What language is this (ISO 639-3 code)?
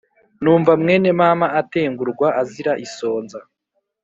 kin